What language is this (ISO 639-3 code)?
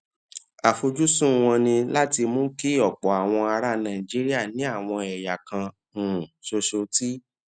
yor